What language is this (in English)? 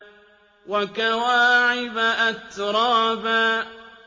Arabic